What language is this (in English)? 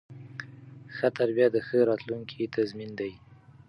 Pashto